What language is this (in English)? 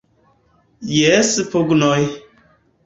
Esperanto